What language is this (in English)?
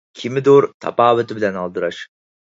Uyghur